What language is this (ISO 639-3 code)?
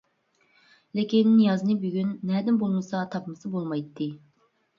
uig